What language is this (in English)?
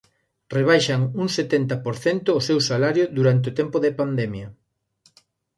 Galician